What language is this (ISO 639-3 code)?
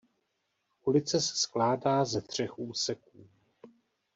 ces